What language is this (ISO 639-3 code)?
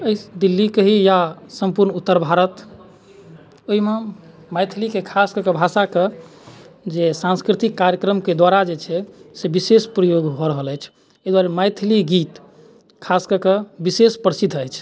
mai